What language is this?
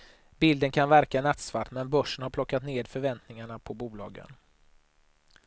Swedish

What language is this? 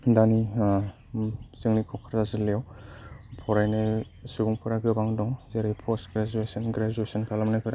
Bodo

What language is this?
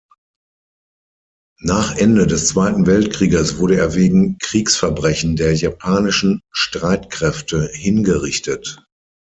German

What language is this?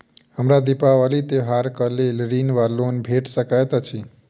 Maithili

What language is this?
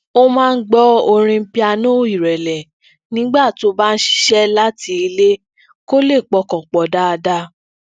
Yoruba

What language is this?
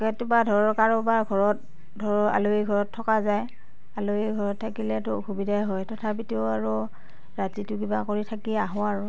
Assamese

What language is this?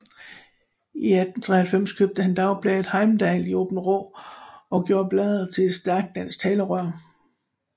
Danish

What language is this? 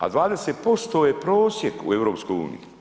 Croatian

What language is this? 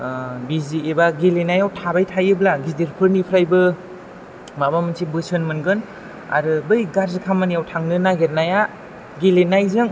Bodo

